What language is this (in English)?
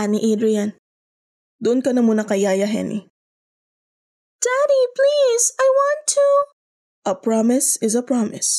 Filipino